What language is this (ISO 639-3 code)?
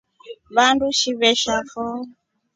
rof